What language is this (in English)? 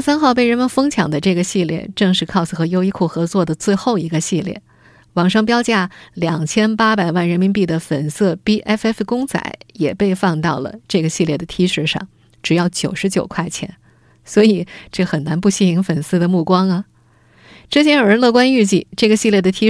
Chinese